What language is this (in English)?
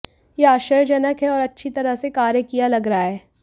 Hindi